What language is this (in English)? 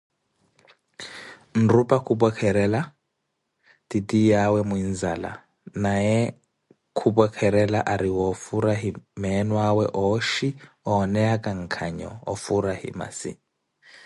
Koti